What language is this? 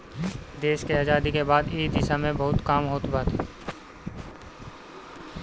Bhojpuri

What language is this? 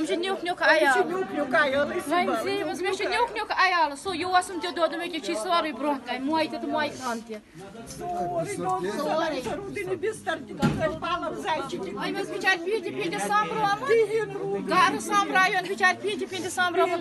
Romanian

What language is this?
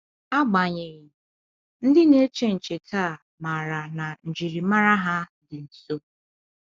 Igbo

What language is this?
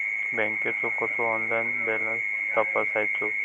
Marathi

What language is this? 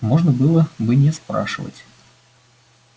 Russian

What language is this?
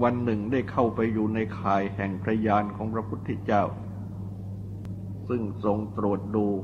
Thai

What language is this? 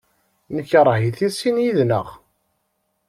Kabyle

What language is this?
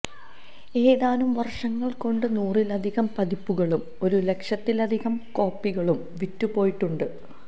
Malayalam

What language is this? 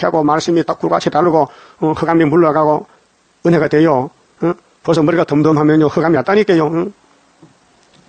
Korean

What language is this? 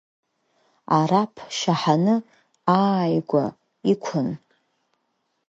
Abkhazian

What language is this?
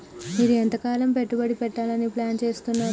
Telugu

